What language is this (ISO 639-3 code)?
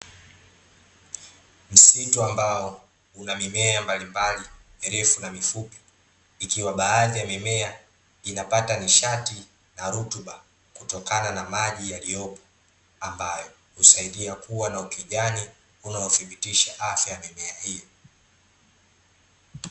swa